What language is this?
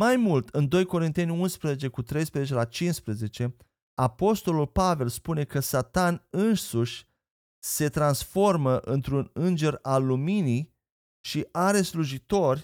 Romanian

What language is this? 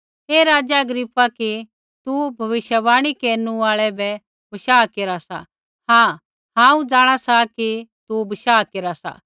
Kullu Pahari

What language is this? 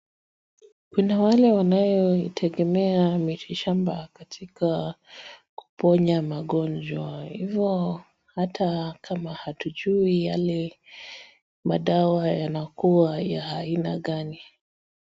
Swahili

